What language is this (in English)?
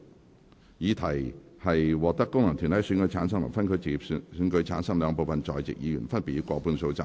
Cantonese